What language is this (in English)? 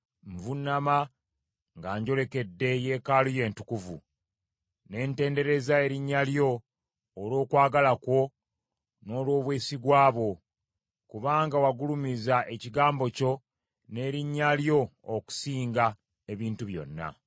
Ganda